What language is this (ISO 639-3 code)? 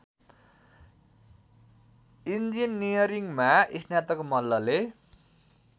nep